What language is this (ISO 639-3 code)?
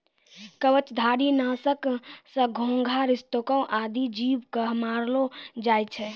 mai